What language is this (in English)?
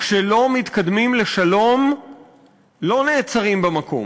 Hebrew